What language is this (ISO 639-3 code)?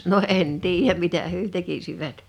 fin